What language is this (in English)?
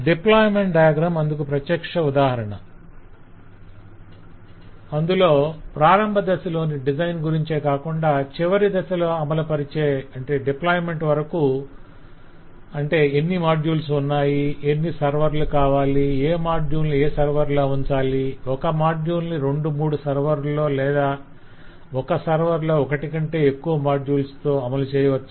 Telugu